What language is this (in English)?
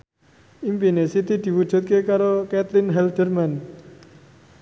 Javanese